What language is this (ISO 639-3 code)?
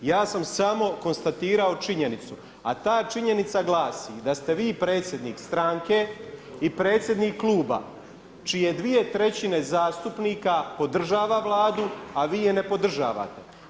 hrv